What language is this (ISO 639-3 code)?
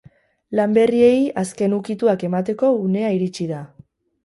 eus